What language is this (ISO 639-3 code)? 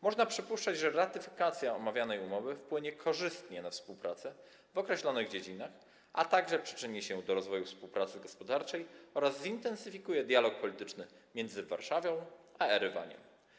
pol